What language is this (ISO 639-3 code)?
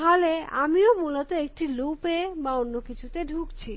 ben